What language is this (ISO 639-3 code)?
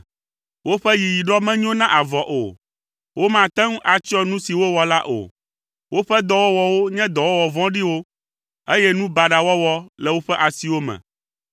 ewe